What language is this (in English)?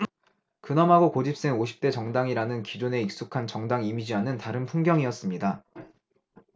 Korean